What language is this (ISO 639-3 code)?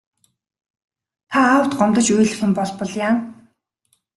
mon